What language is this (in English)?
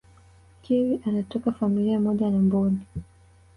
Swahili